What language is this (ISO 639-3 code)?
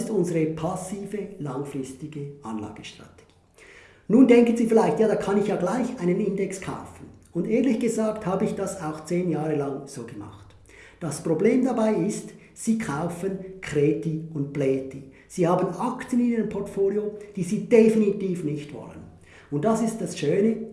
deu